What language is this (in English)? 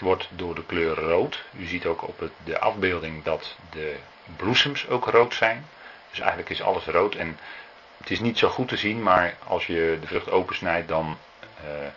Dutch